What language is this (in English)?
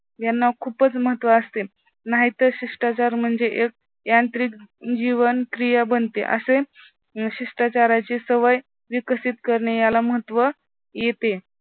Marathi